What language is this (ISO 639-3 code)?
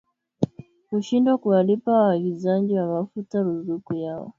swa